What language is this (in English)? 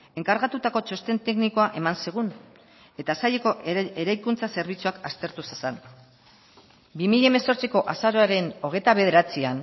Basque